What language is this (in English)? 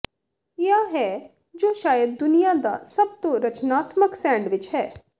Punjabi